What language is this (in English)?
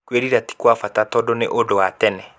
Kikuyu